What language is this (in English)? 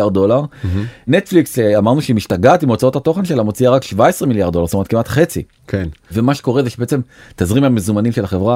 Hebrew